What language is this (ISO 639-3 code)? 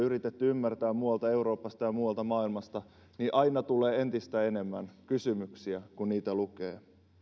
fin